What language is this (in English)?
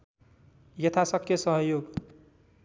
Nepali